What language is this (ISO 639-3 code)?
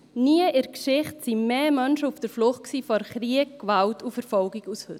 gsw